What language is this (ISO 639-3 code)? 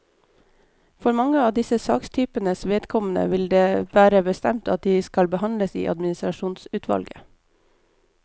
nor